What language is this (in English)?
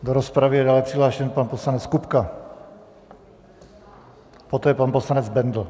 Czech